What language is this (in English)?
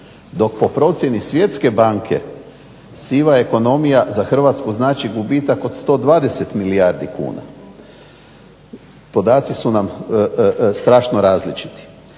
Croatian